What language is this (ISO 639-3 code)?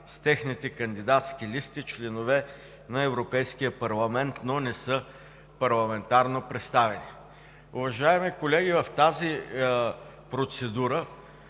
bul